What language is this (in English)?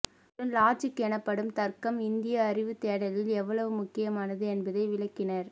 Tamil